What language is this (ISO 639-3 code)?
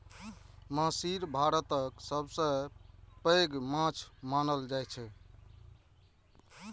mai